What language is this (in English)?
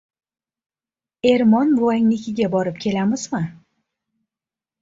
Uzbek